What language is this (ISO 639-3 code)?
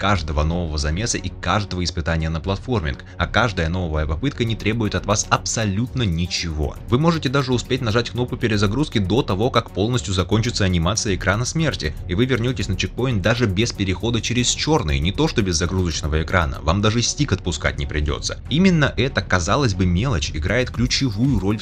rus